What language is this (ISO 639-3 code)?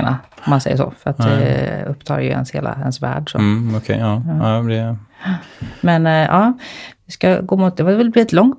swe